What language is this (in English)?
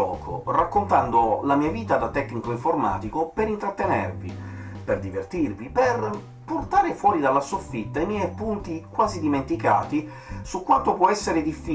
Italian